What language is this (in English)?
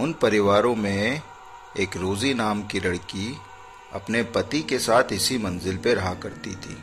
Hindi